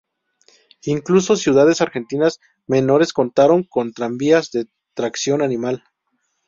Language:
Spanish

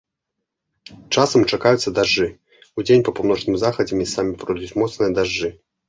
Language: Belarusian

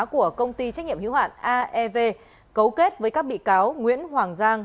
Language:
Vietnamese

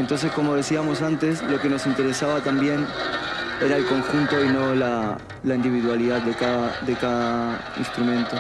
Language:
Spanish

